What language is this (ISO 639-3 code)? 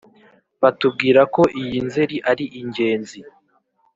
kin